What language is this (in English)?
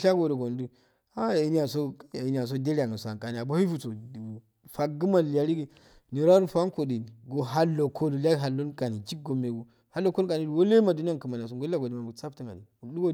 Afade